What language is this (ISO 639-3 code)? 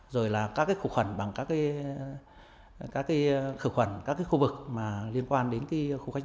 vie